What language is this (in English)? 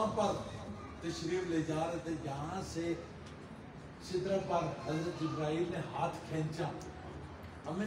Arabic